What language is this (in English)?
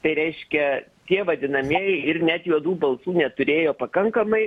Lithuanian